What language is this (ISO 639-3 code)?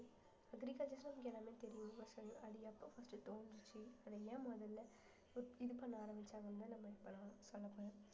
tam